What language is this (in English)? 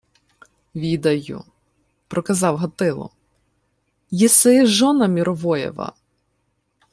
Ukrainian